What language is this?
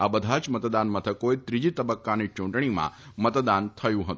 Gujarati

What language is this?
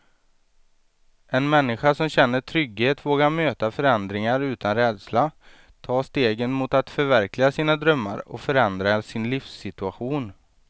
Swedish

